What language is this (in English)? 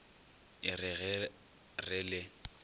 Northern Sotho